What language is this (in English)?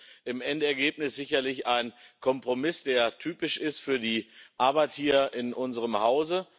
German